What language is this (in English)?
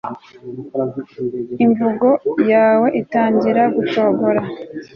Kinyarwanda